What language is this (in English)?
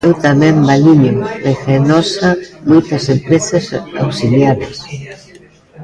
Galician